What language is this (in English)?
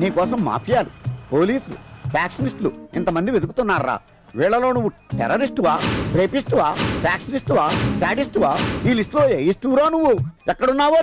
Telugu